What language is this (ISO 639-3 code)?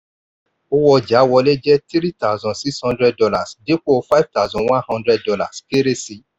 yor